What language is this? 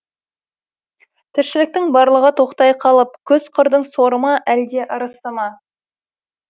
Kazakh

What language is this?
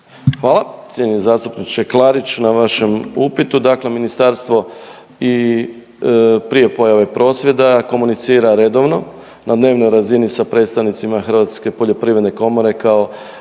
Croatian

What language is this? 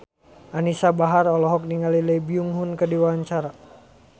Sundanese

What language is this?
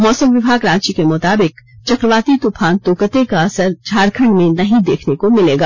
Hindi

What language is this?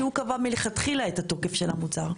Hebrew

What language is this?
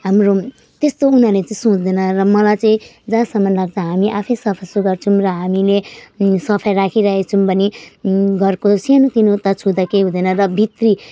Nepali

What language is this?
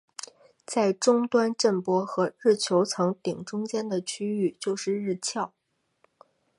Chinese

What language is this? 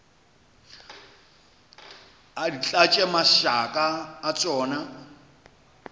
Northern Sotho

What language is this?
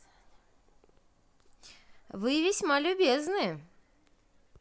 Russian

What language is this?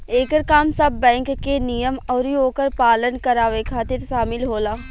Bhojpuri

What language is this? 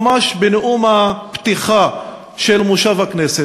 Hebrew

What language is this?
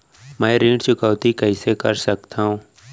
Chhattisgarhi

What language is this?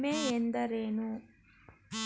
Kannada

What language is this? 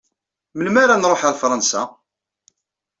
Kabyle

